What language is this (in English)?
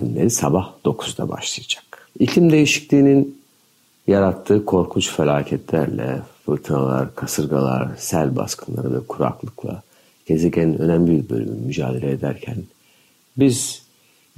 Turkish